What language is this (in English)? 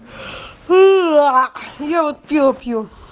Russian